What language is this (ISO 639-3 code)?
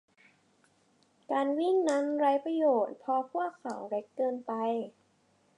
tha